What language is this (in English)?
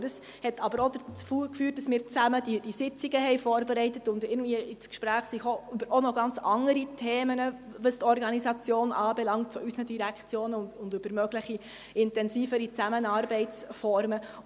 Swiss German